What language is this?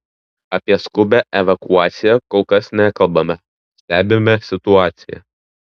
Lithuanian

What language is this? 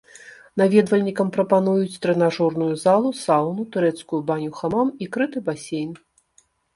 Belarusian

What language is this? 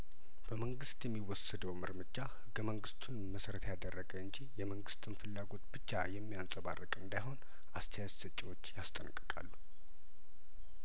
Amharic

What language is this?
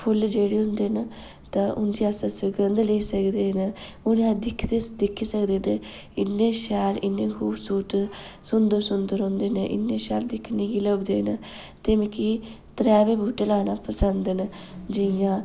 Dogri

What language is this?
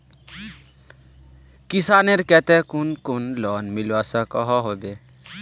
Magahi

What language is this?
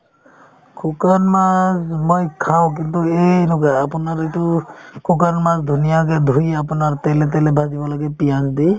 Assamese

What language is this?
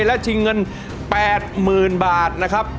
Thai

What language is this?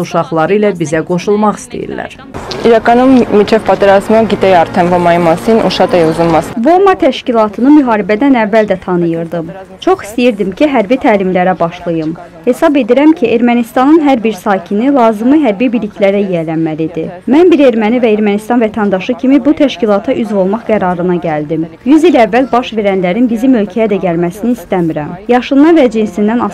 Turkish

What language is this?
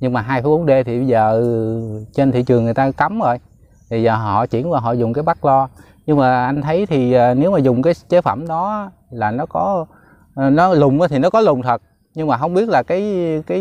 Vietnamese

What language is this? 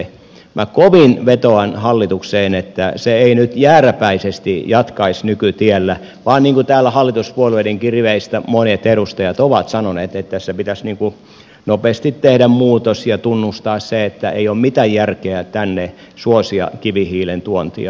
Finnish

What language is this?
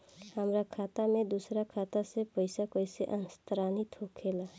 Bhojpuri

